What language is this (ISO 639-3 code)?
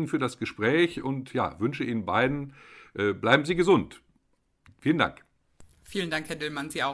deu